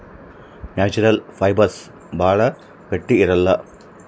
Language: Kannada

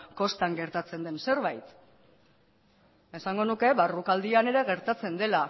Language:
Basque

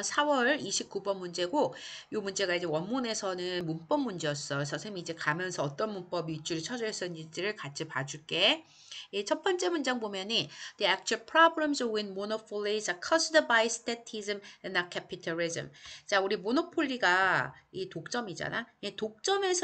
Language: Korean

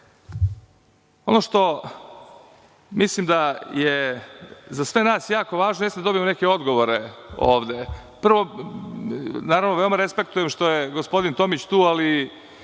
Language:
Serbian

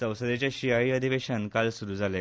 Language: Konkani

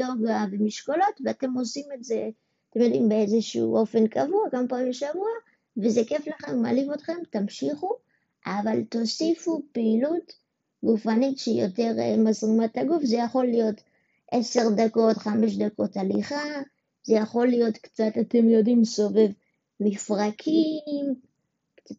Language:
Hebrew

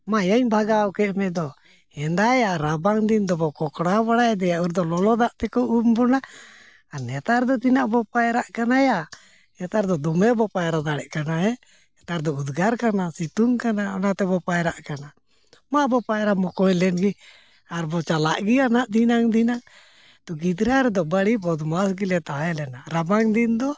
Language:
Santali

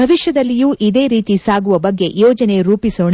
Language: Kannada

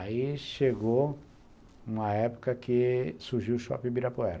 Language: Portuguese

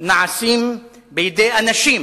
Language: Hebrew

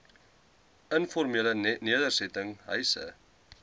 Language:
Afrikaans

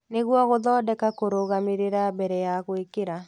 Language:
Kikuyu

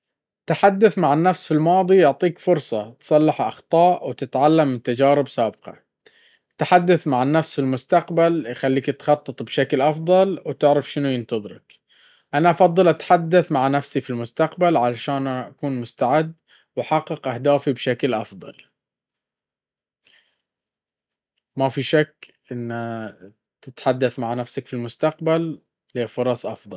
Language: Baharna Arabic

